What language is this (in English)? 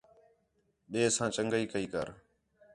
Khetrani